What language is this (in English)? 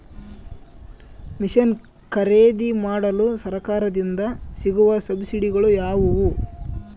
Kannada